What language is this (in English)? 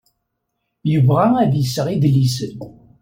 Kabyle